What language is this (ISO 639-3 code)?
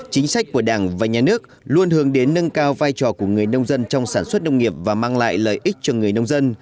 vie